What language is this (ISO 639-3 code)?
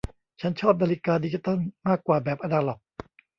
tha